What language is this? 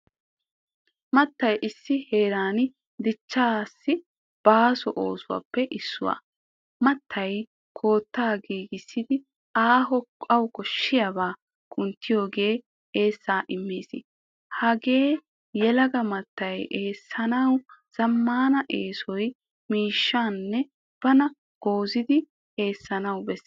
Wolaytta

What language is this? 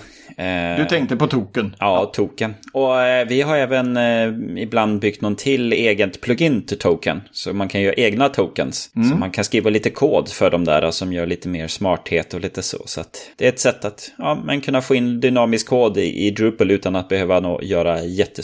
Swedish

